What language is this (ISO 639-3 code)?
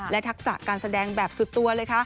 tha